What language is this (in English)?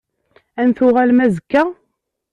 Kabyle